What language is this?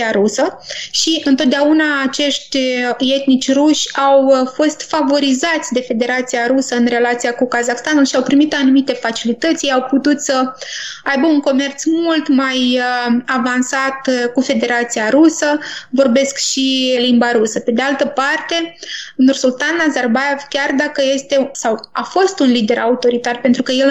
Romanian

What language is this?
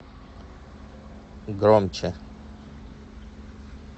Russian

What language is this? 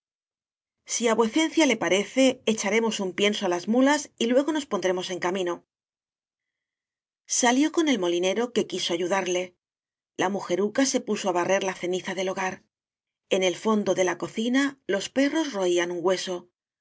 Spanish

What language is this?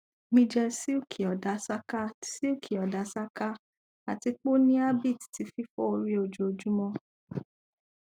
Yoruba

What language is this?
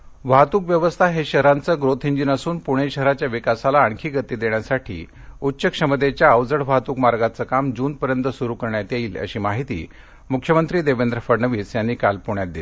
Marathi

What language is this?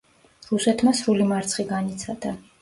Georgian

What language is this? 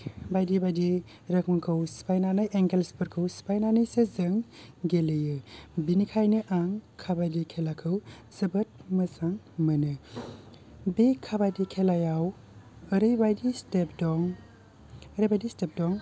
Bodo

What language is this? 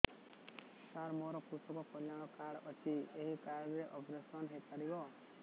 Odia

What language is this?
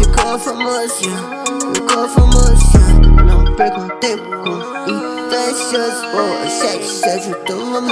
Dutch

